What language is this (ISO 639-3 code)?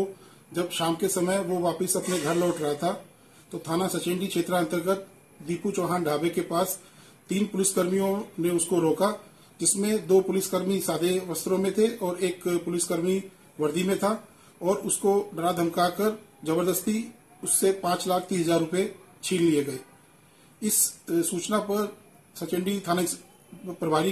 hin